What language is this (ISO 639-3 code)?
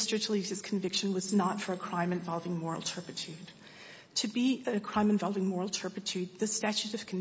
eng